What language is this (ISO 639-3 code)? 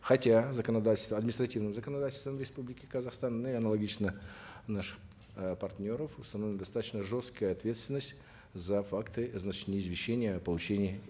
kaz